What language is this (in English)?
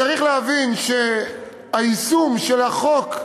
Hebrew